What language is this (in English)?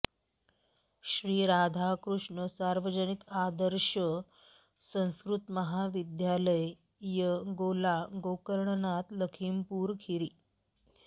Sanskrit